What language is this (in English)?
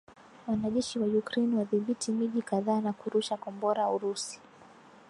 Swahili